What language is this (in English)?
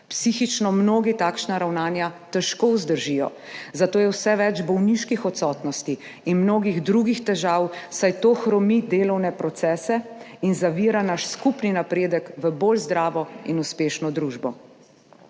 Slovenian